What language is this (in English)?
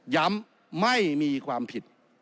Thai